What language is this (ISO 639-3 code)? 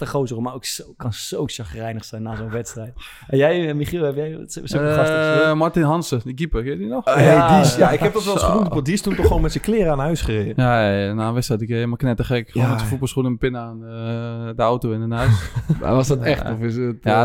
nld